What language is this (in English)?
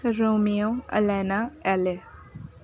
Urdu